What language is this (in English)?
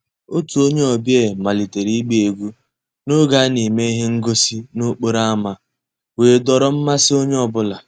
Igbo